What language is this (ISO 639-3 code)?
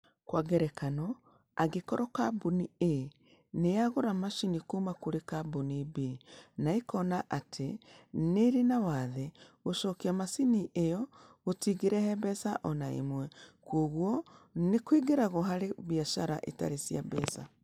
kik